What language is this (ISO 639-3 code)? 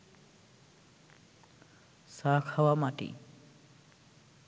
ben